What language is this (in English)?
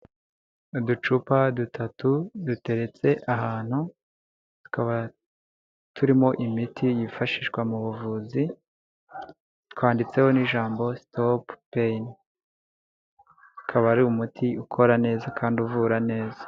Kinyarwanda